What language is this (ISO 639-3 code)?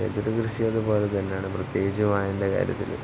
mal